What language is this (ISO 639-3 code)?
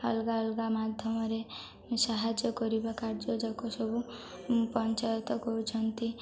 ori